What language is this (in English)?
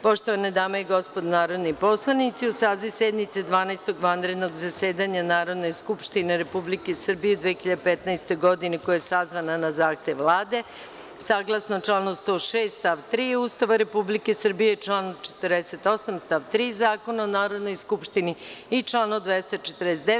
Serbian